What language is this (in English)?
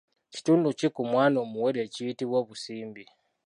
Ganda